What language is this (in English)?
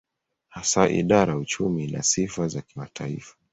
Swahili